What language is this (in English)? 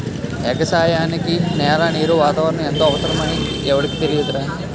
Telugu